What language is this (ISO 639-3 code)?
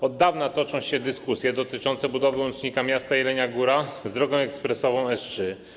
pol